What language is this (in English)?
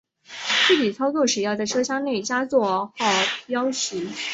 Chinese